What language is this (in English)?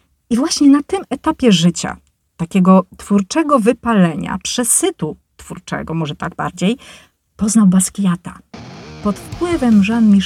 Polish